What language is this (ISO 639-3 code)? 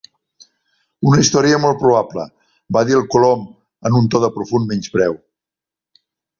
cat